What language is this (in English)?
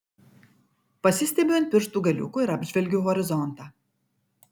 Lithuanian